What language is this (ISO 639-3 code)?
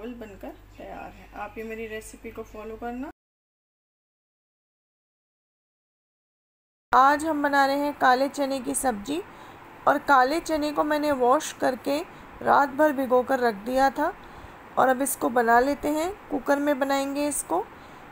hin